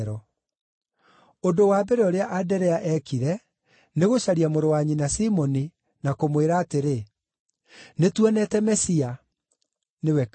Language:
Kikuyu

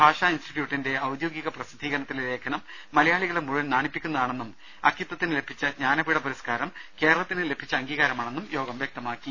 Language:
Malayalam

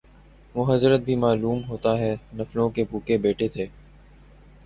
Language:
Urdu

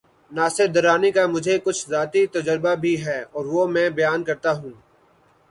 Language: Urdu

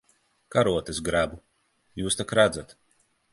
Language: Latvian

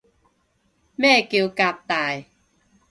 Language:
Cantonese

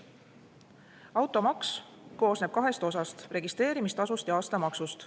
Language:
Estonian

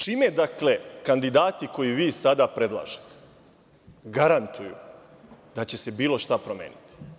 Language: Serbian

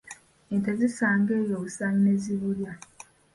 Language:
Ganda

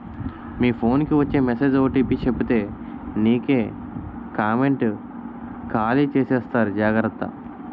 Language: Telugu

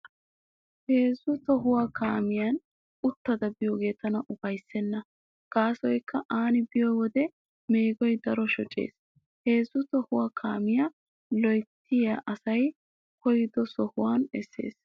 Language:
Wolaytta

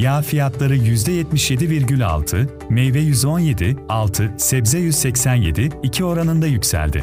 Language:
Turkish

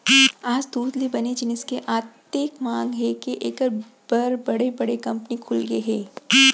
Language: Chhattisgarhi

